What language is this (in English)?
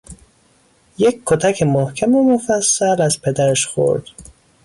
Persian